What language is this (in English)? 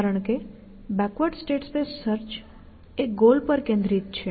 Gujarati